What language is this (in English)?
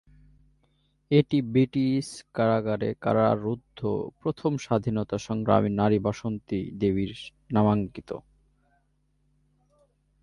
Bangla